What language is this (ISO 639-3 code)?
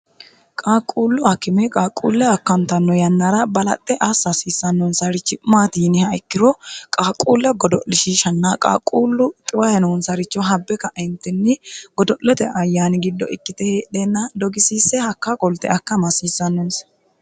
sid